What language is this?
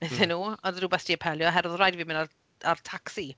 Welsh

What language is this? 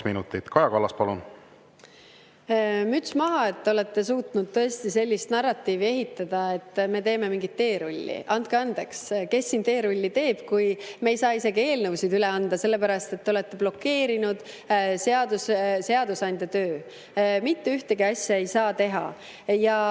Estonian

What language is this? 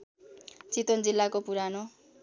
Nepali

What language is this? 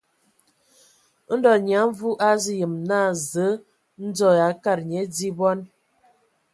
Ewondo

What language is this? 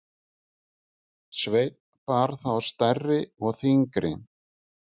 Icelandic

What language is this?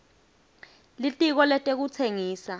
Swati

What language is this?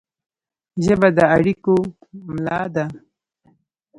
Pashto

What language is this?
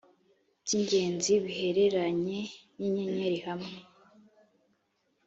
Kinyarwanda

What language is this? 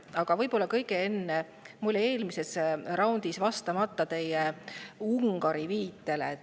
Estonian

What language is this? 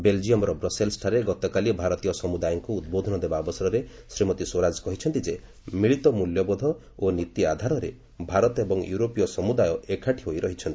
Odia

